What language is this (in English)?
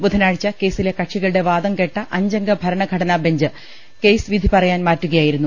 Malayalam